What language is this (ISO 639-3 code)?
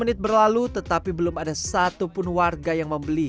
ind